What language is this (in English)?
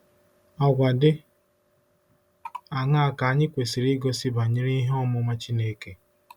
Igbo